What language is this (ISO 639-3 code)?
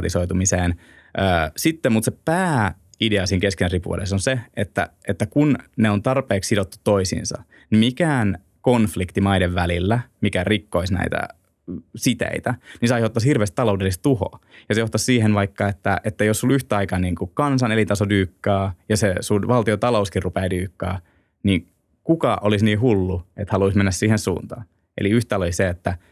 fin